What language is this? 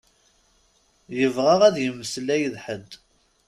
Kabyle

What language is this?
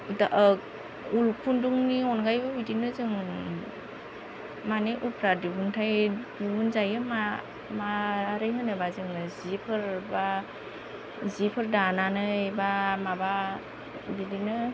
Bodo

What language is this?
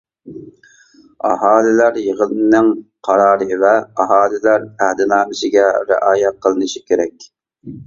Uyghur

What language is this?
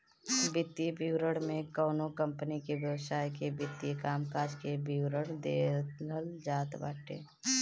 Bhojpuri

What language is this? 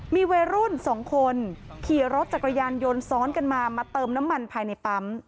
Thai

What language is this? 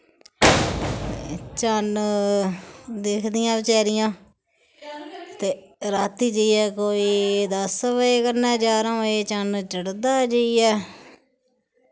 Dogri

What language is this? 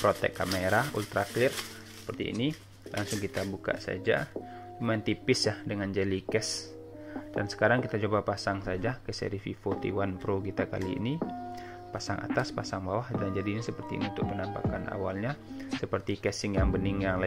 Indonesian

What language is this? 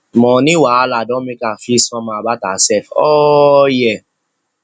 Nigerian Pidgin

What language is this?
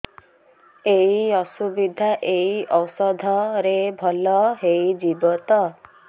Odia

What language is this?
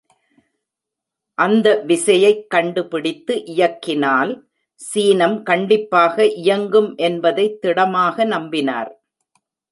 Tamil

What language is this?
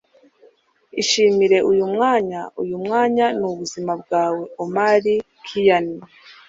Kinyarwanda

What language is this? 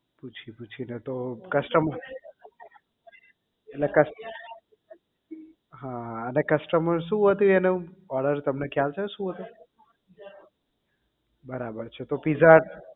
Gujarati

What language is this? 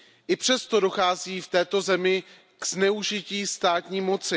Czech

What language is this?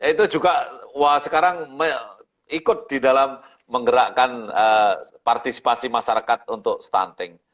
Indonesian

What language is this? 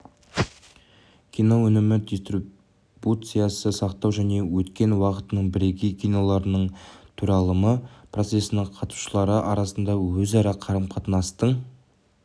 Kazakh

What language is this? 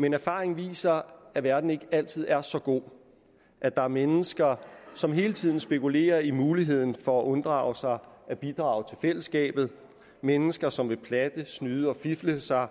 Danish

